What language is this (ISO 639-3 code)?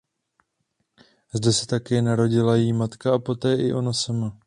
ces